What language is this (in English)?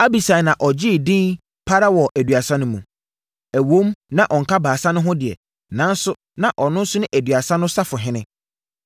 Akan